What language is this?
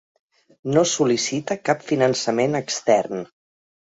Catalan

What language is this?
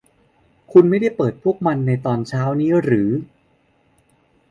Thai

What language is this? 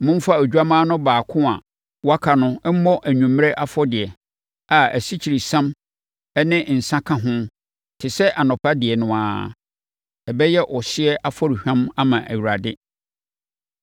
Akan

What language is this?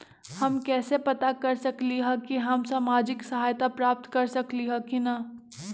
Magahi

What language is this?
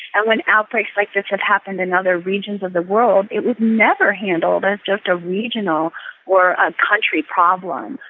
English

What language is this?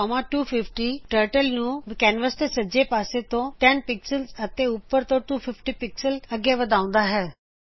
Punjabi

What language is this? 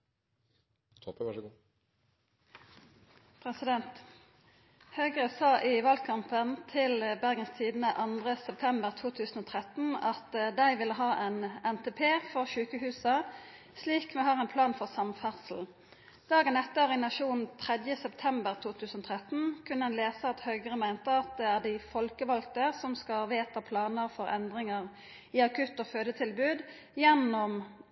Norwegian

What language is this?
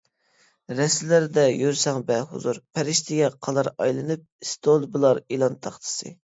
Uyghur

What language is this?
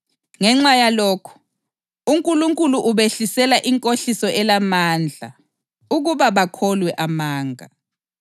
North Ndebele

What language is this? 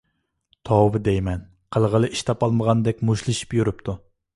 Uyghur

